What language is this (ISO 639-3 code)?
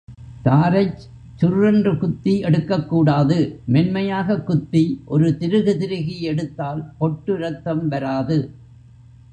tam